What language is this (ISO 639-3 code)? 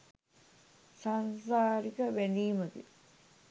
sin